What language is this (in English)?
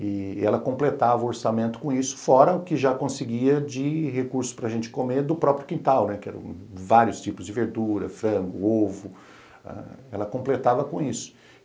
Portuguese